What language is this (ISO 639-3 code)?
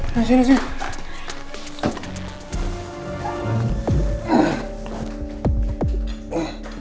ind